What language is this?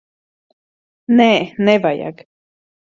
Latvian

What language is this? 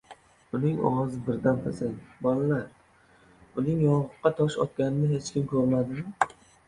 Uzbek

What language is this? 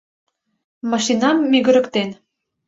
Mari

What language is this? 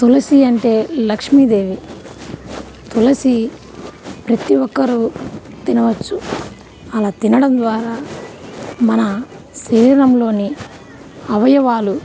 Telugu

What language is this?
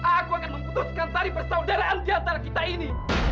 Indonesian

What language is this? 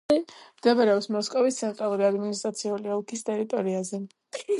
Georgian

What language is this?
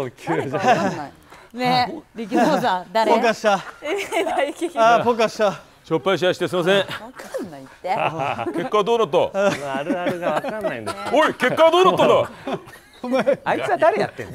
Japanese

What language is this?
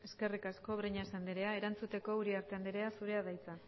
Basque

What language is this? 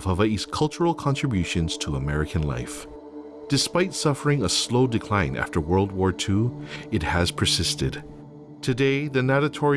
English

